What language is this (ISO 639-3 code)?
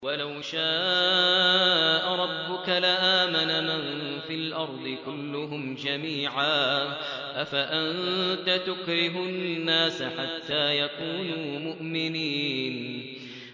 ara